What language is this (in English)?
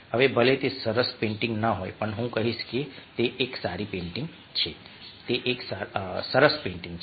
Gujarati